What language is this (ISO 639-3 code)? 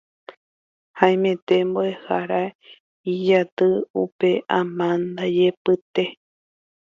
grn